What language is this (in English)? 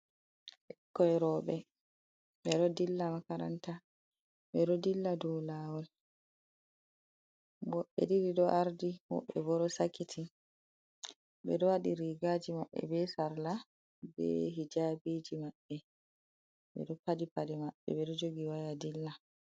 Fula